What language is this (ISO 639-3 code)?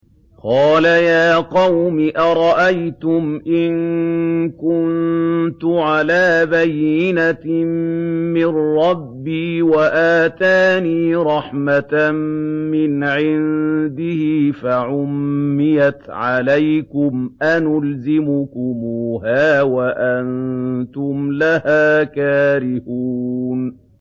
ara